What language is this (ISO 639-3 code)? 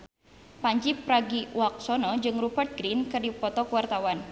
sun